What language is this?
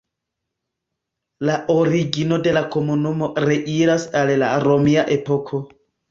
Esperanto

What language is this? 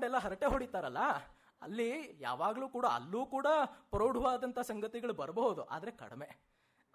Kannada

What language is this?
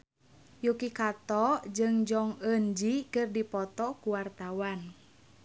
Sundanese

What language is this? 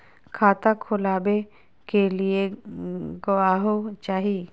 Magahi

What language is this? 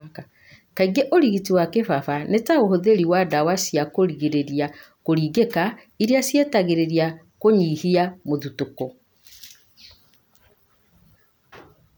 Kikuyu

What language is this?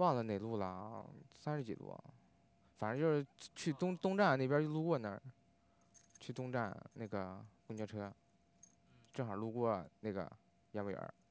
Chinese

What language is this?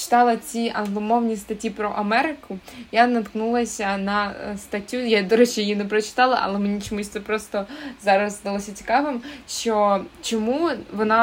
Ukrainian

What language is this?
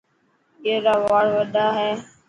Dhatki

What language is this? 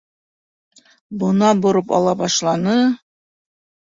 Bashkir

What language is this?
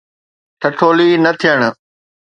Sindhi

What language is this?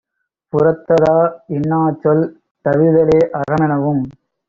Tamil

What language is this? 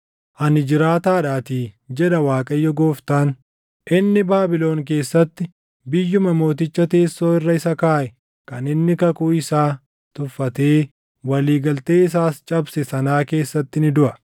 Oromo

